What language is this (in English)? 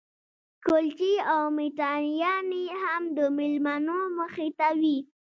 Pashto